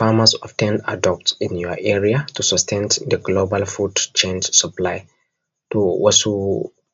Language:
Hausa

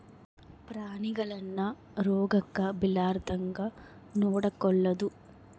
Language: Kannada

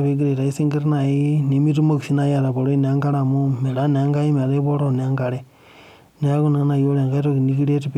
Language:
Masai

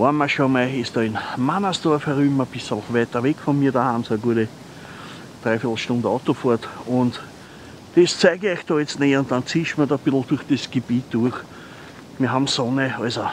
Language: German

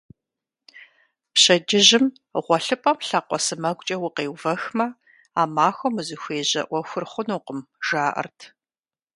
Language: Kabardian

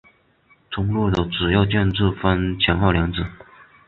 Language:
Chinese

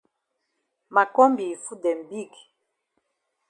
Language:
Cameroon Pidgin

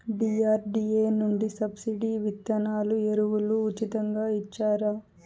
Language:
Telugu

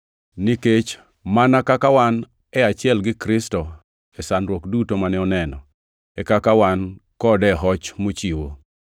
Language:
Luo (Kenya and Tanzania)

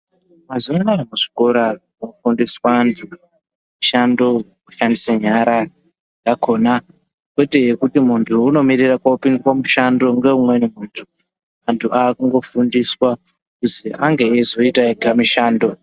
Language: Ndau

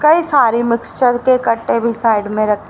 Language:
Hindi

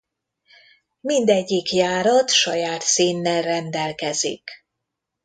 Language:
Hungarian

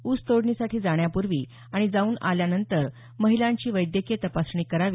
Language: Marathi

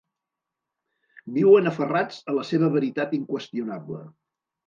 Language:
Catalan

